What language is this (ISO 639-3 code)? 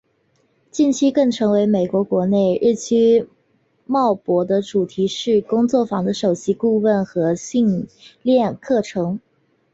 zho